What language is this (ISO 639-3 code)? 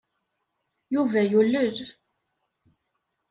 kab